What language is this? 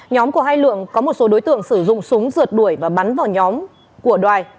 Vietnamese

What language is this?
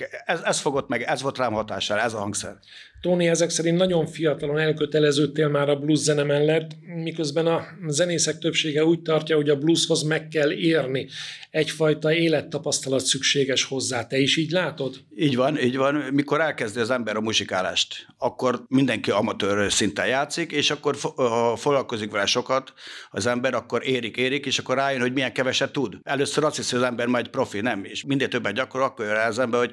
Hungarian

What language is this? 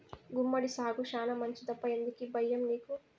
Telugu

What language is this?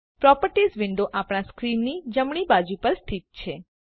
Gujarati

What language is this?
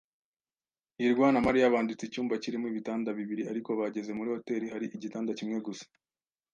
Kinyarwanda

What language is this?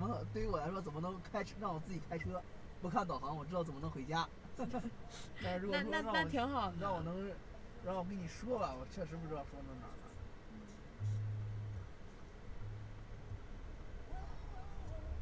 Chinese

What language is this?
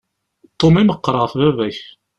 Kabyle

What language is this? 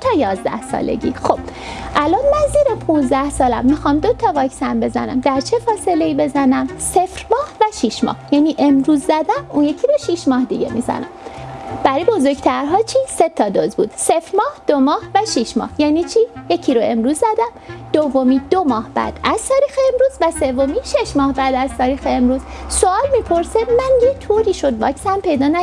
Persian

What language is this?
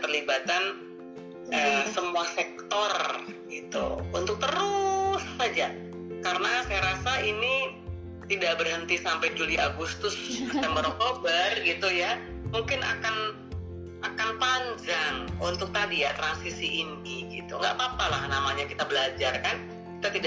Indonesian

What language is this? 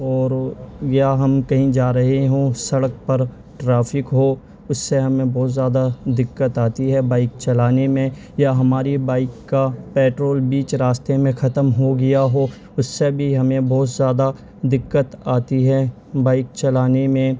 Urdu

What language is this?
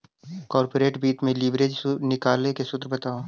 Magahi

